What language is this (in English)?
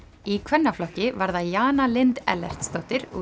Icelandic